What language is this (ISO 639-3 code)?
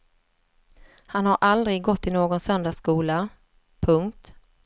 swe